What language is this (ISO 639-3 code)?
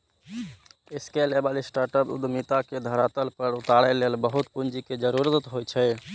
mai